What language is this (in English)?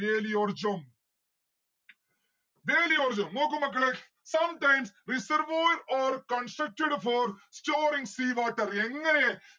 Malayalam